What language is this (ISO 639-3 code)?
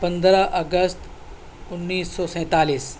urd